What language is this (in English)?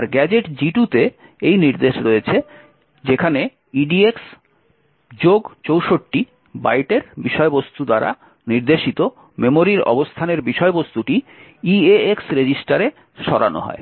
Bangla